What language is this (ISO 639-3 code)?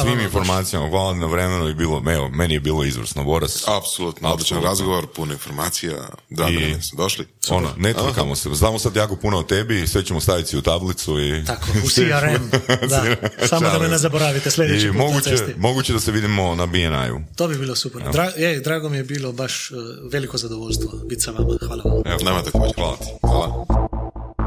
hrv